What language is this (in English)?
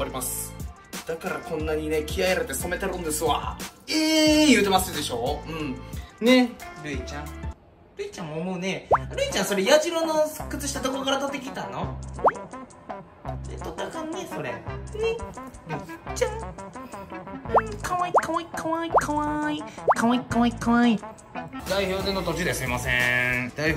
Japanese